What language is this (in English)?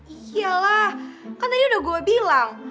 Indonesian